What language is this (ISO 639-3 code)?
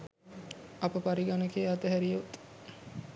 sin